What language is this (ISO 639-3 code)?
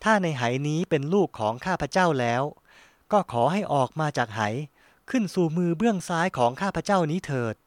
tha